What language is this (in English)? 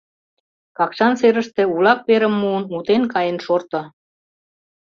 Mari